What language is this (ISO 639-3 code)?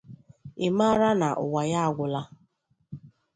ibo